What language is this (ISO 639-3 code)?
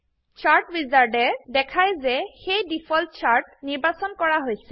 asm